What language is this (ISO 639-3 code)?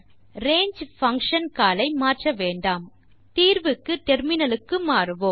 tam